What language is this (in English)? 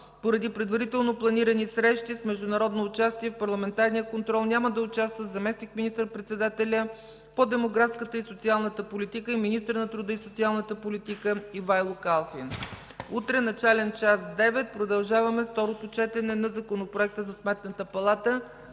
Bulgarian